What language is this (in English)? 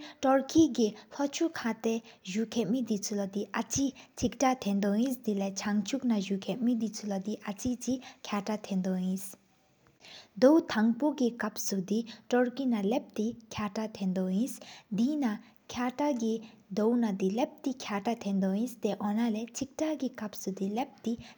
Sikkimese